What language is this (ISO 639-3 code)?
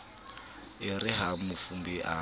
sot